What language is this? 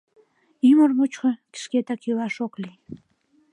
Mari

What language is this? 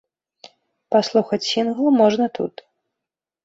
Belarusian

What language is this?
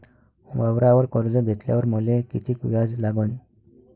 Marathi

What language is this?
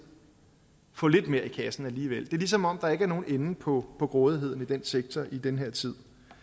Danish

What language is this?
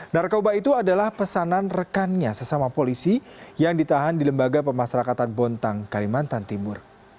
Indonesian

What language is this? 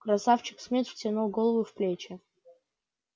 Russian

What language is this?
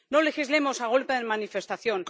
Spanish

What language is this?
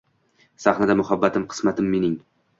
Uzbek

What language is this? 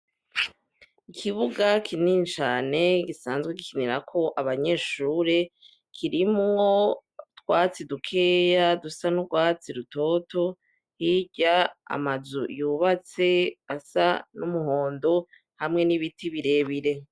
Rundi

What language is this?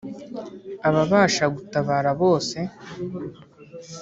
Kinyarwanda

